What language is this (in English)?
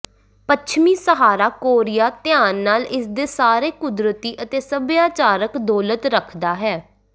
Punjabi